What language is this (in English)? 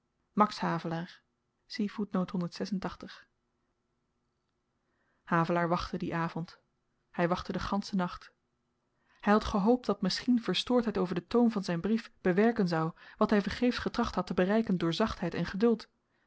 Dutch